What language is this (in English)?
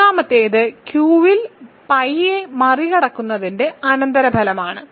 Malayalam